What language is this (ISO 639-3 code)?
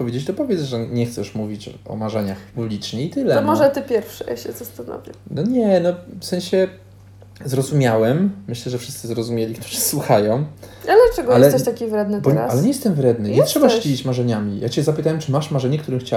pol